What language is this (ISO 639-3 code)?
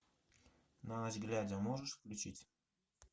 rus